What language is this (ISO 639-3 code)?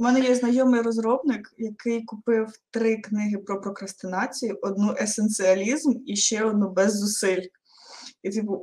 ukr